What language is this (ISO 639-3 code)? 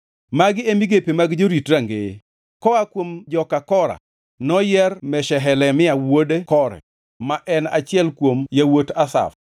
luo